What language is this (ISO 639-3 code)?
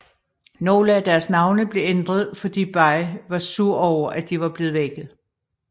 dan